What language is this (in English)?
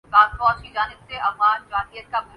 Urdu